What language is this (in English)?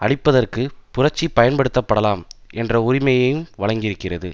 Tamil